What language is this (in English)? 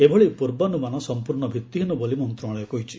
Odia